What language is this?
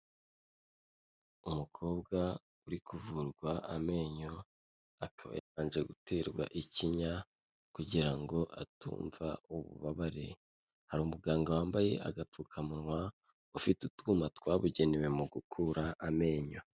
Kinyarwanda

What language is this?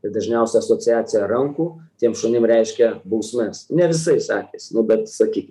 Lithuanian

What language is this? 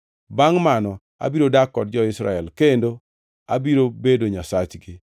Luo (Kenya and Tanzania)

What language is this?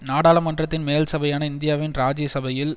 Tamil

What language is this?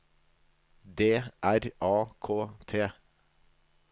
Norwegian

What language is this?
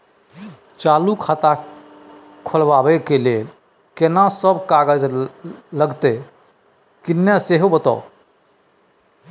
Maithili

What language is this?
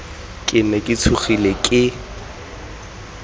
Tswana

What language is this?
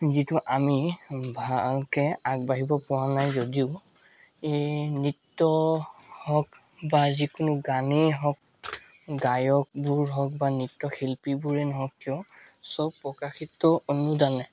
Assamese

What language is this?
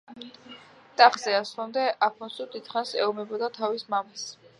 Georgian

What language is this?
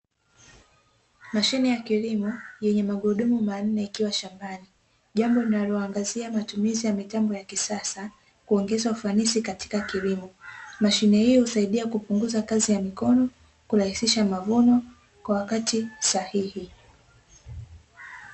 Swahili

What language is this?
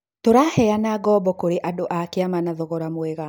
Kikuyu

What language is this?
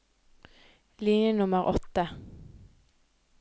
Norwegian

